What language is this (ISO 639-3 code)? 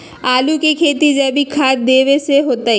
mag